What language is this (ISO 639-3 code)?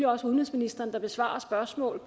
dan